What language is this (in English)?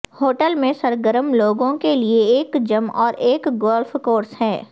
Urdu